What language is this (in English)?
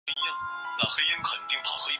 Chinese